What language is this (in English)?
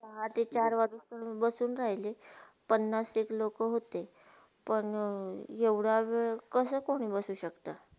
Marathi